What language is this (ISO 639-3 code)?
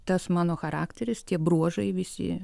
lit